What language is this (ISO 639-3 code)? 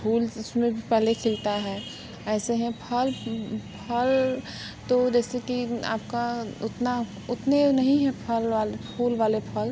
hin